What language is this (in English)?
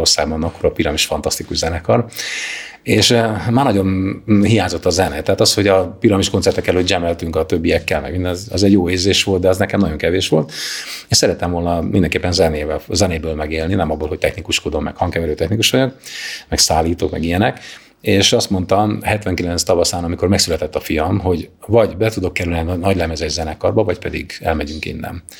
Hungarian